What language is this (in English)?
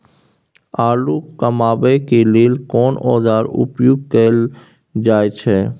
Maithili